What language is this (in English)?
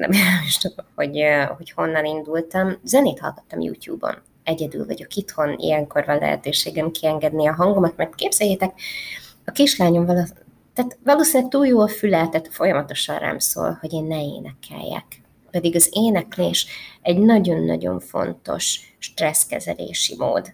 Hungarian